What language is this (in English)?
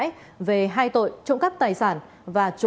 Vietnamese